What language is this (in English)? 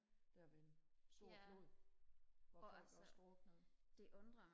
Danish